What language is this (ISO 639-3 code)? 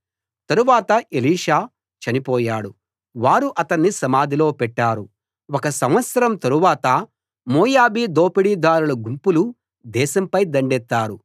tel